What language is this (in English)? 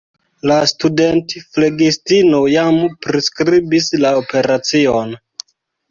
Esperanto